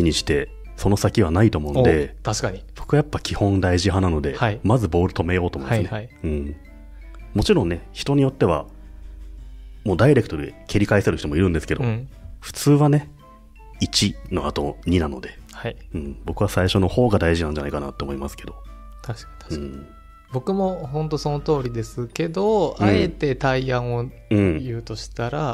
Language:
Japanese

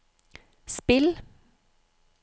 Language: Norwegian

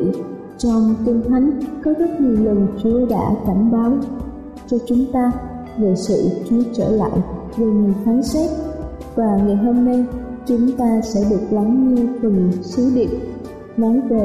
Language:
Vietnamese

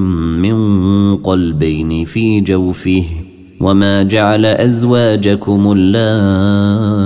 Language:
Arabic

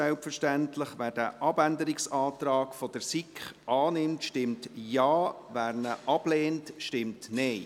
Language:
Swiss German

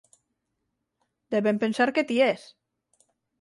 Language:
Galician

